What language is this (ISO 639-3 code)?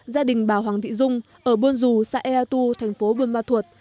vie